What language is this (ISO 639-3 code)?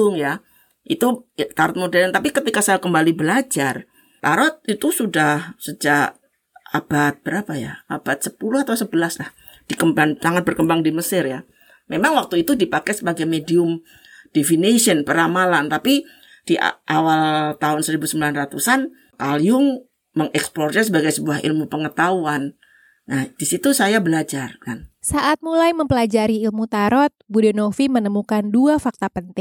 ind